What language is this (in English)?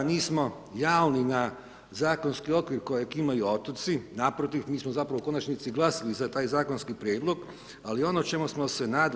Croatian